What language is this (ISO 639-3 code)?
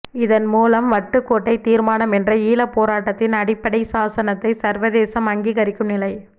tam